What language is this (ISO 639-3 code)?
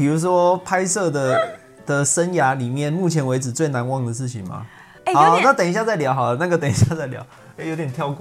zho